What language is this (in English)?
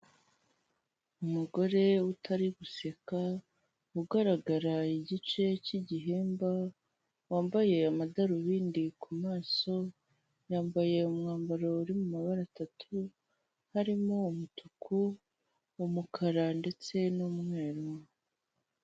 Kinyarwanda